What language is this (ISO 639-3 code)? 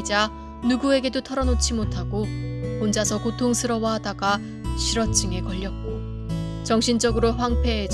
kor